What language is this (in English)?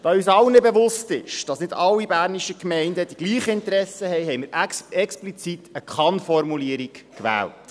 Swiss German